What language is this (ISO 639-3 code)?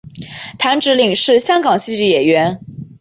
zho